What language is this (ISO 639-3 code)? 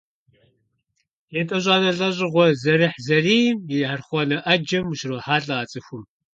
kbd